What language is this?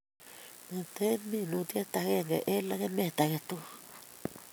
Kalenjin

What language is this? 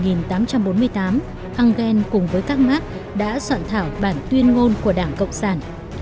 Vietnamese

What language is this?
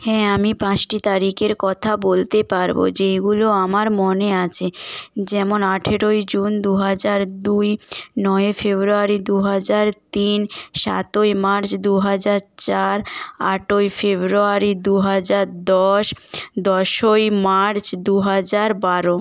Bangla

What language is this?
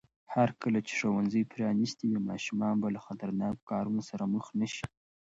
Pashto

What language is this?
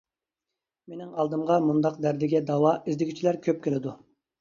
Uyghur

